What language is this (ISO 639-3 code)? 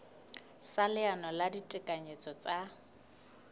sot